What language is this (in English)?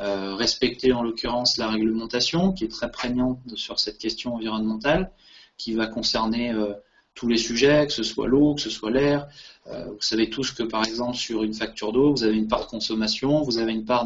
French